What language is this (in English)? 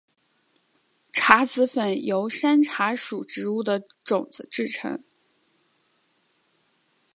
Chinese